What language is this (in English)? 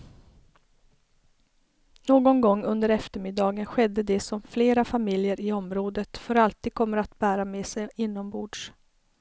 Swedish